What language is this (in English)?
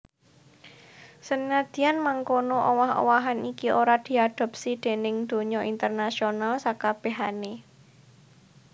Javanese